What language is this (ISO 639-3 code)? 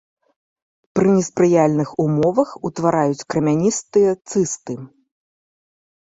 bel